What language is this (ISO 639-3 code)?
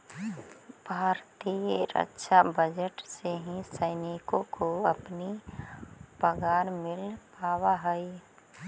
mag